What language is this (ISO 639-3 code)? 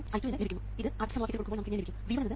mal